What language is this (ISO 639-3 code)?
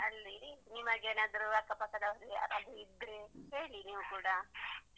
kan